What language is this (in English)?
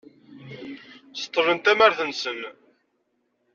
Kabyle